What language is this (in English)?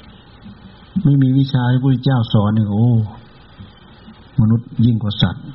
Thai